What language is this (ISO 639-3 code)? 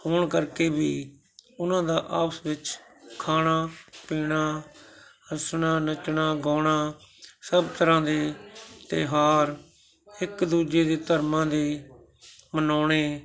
pan